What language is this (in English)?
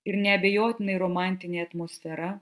Lithuanian